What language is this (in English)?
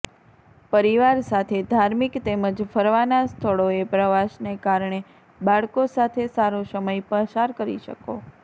Gujarati